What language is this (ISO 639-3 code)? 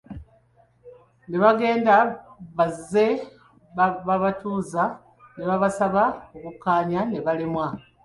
lug